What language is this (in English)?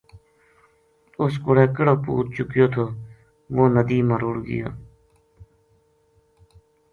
Gujari